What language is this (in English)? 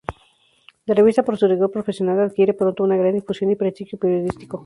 Spanish